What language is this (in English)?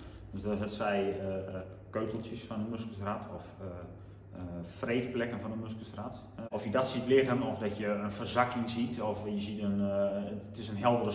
Dutch